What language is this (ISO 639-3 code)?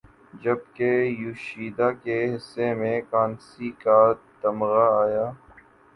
urd